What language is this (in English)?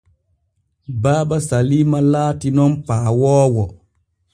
Borgu Fulfulde